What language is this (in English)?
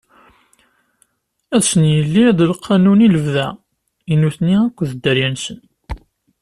Kabyle